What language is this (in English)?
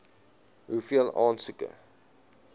Afrikaans